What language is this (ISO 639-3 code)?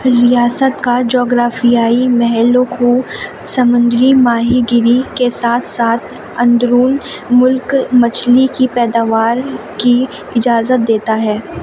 urd